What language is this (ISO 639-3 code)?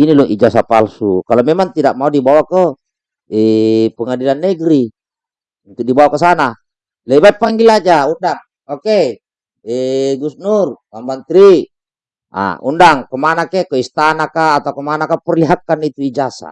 ind